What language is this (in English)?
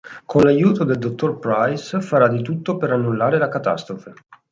Italian